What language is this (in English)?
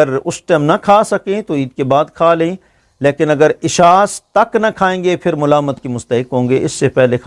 Urdu